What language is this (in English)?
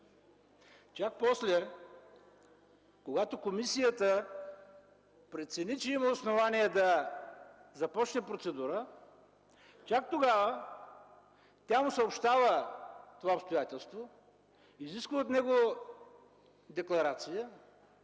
Bulgarian